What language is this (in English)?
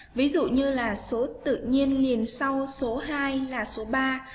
Vietnamese